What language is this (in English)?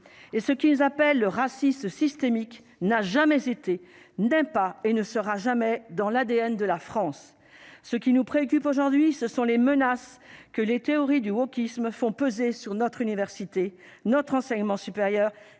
French